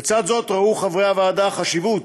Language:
Hebrew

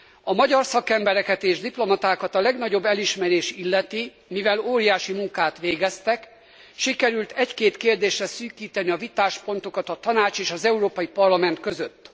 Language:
Hungarian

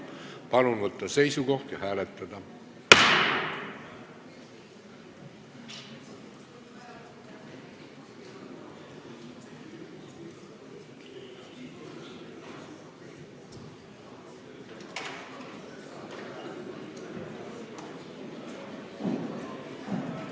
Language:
Estonian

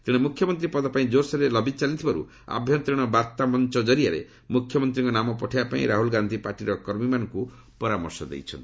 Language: Odia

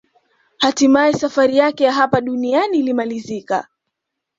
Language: Swahili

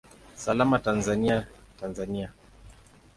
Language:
Swahili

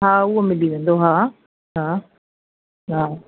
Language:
Sindhi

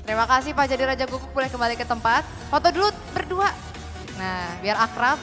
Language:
Indonesian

